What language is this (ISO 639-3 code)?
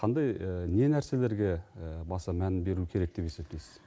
kaz